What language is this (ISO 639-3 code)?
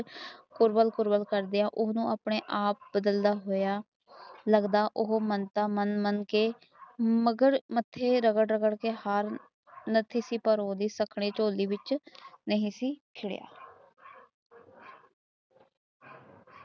pan